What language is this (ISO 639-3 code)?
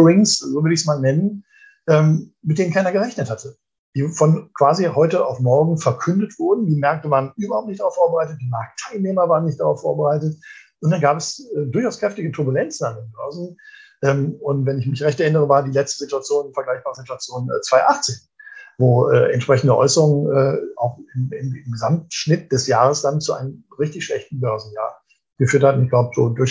deu